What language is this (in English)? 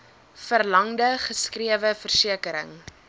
Afrikaans